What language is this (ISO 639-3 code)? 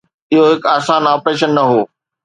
snd